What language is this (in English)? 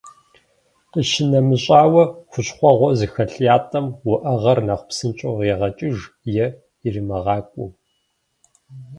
Kabardian